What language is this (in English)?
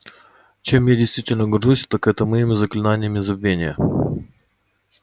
Russian